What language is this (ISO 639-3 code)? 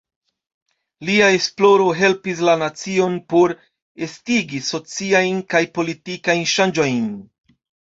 epo